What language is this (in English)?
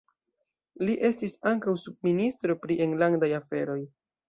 Esperanto